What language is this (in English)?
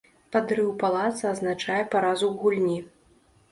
Belarusian